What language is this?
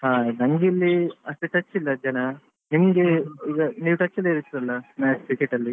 Kannada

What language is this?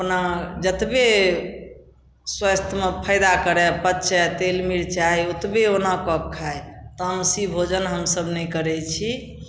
Maithili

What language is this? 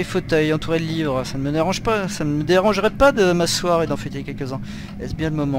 French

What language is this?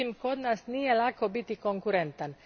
Croatian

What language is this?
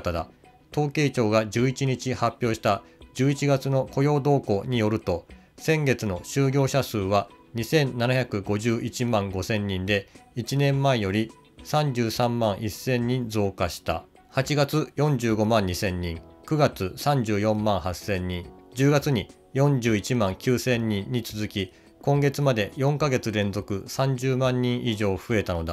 Japanese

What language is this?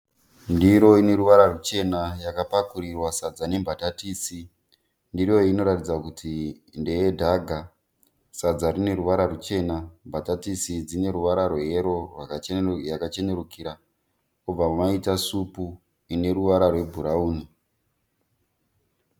Shona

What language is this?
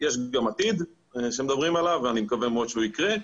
Hebrew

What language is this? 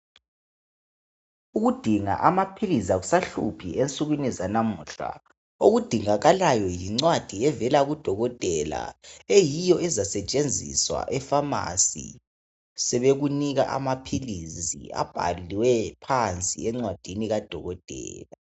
North Ndebele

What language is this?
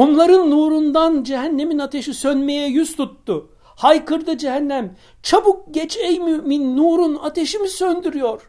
Turkish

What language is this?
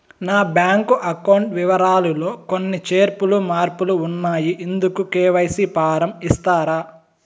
Telugu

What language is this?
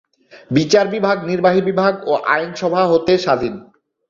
Bangla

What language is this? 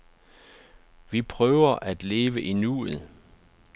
Danish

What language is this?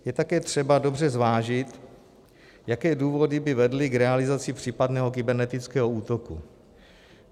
Czech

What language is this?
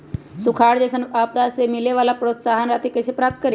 Magahi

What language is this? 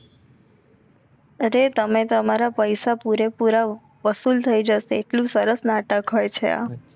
Gujarati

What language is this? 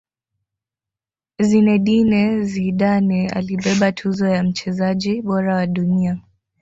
Swahili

